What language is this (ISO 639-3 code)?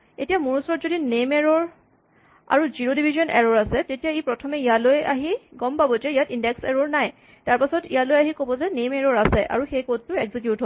asm